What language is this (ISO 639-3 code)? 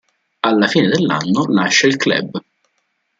ita